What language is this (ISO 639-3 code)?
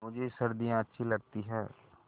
hin